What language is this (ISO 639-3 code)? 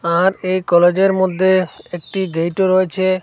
ben